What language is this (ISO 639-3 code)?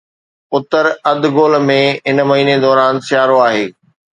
snd